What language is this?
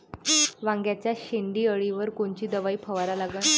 Marathi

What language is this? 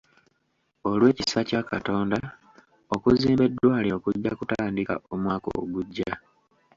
Ganda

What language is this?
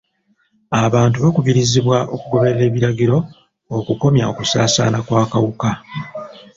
Ganda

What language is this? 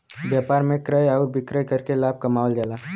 Bhojpuri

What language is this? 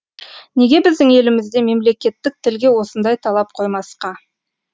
Kazakh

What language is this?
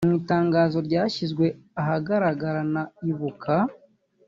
Kinyarwanda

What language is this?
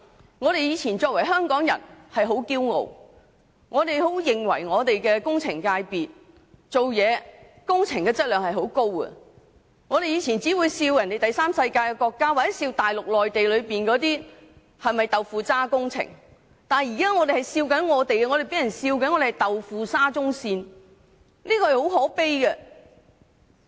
Cantonese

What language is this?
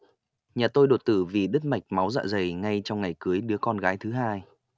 Vietnamese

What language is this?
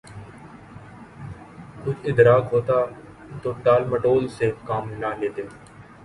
Urdu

